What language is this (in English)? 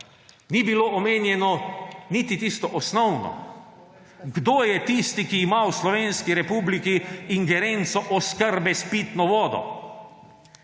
Slovenian